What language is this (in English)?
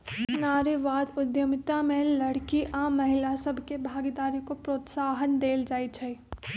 Magahi